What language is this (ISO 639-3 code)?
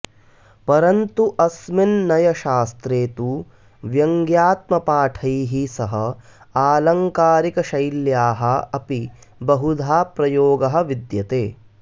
san